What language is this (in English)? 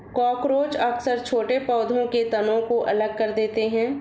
Hindi